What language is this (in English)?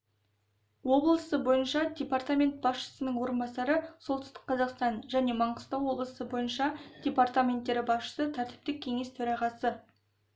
Kazakh